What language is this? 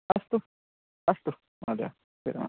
Sanskrit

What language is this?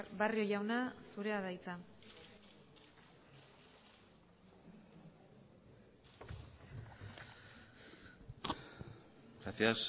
Basque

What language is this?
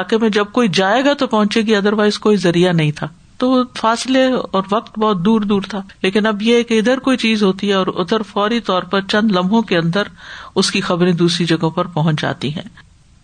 Urdu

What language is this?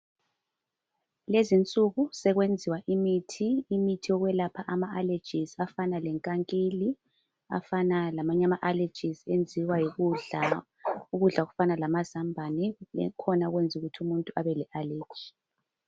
North Ndebele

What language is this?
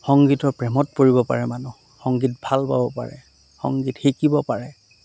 Assamese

